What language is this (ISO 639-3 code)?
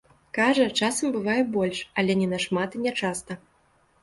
bel